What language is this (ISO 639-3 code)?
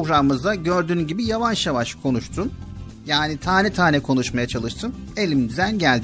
tur